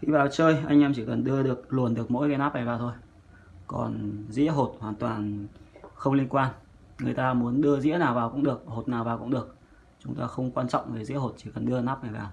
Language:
Vietnamese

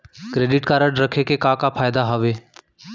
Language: Chhattisgarhi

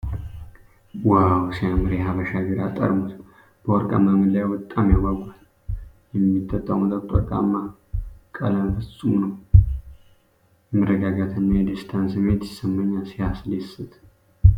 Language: Amharic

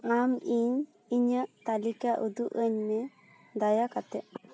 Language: Santali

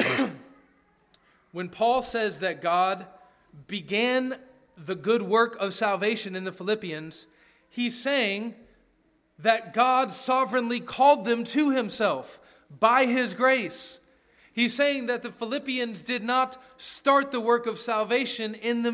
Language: English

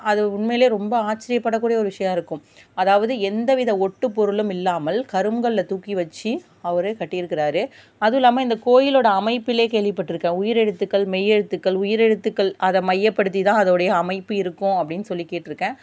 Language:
Tamil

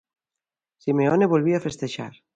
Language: Galician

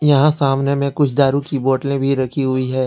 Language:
Hindi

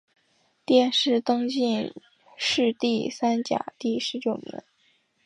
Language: Chinese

